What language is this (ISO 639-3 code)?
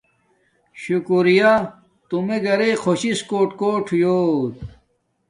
dmk